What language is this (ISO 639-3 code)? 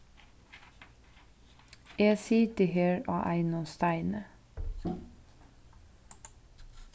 fao